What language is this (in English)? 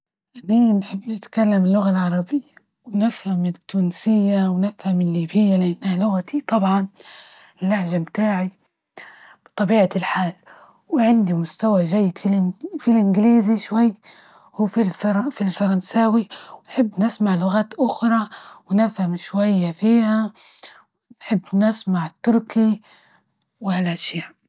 Libyan Arabic